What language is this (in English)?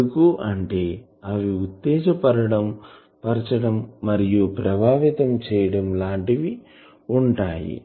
Telugu